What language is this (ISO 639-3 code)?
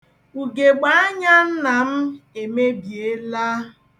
ibo